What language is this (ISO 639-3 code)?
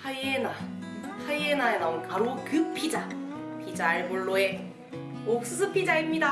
kor